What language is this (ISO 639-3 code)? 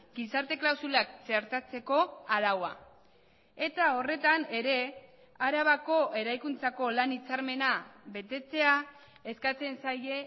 eus